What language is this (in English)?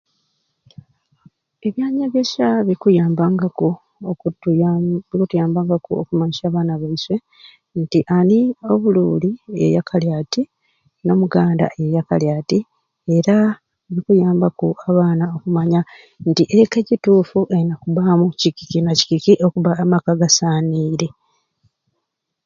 Ruuli